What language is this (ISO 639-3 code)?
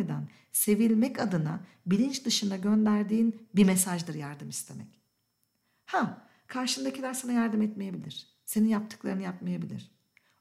tur